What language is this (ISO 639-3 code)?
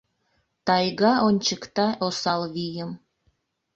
chm